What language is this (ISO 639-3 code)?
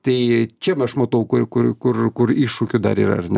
lit